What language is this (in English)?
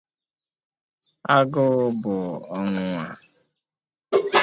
Igbo